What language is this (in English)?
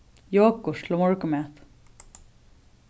Faroese